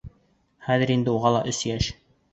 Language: Bashkir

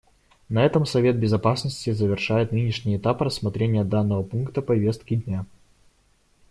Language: Russian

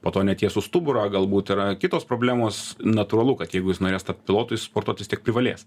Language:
Lithuanian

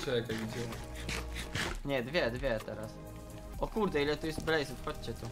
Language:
Polish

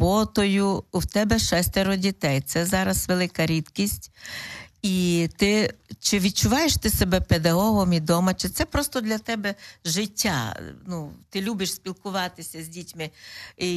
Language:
Ukrainian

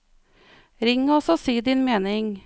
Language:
Norwegian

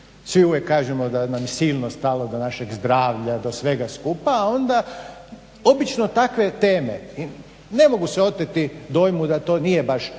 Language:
Croatian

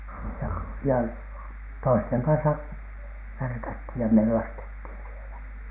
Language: Finnish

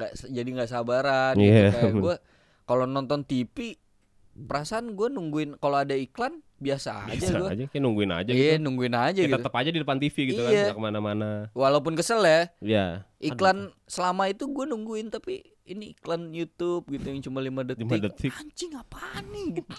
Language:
Indonesian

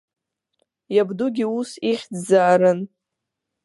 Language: Abkhazian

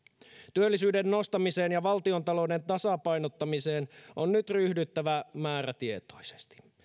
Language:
Finnish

